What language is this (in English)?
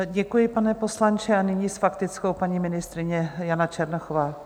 Czech